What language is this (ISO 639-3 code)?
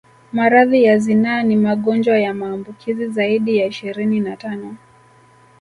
swa